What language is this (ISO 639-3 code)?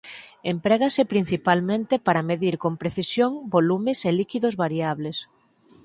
glg